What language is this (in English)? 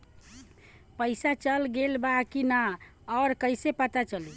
Bhojpuri